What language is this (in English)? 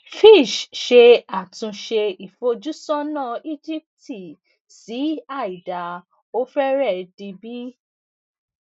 Yoruba